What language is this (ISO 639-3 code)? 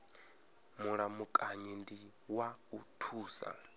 ven